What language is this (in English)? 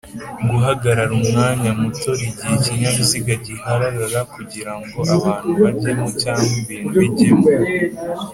Kinyarwanda